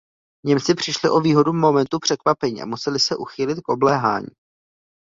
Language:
Czech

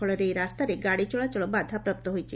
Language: Odia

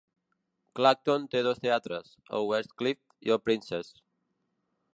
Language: Catalan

